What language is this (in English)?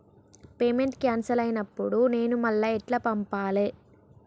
Telugu